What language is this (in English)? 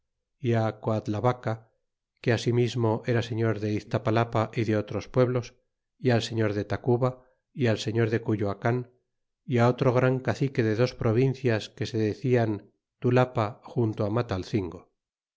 Spanish